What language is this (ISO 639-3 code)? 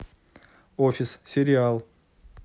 rus